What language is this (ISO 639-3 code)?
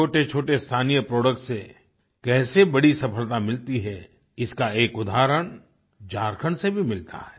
hin